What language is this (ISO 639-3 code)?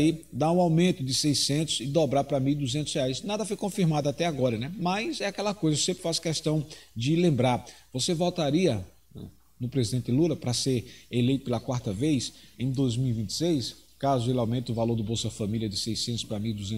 por